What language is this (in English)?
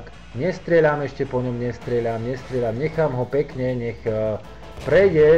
Slovak